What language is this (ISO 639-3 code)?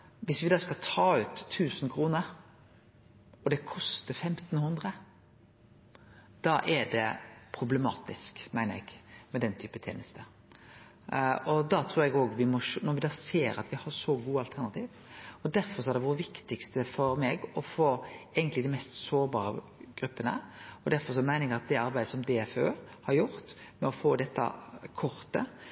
nno